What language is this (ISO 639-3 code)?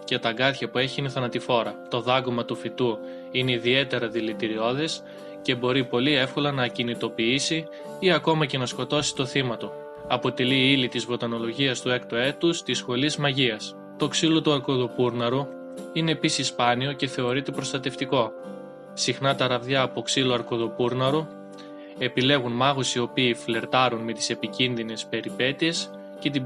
ell